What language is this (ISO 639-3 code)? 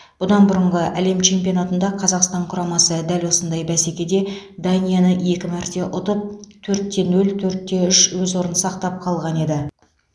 kaz